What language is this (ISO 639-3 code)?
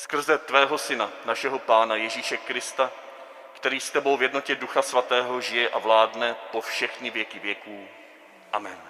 ces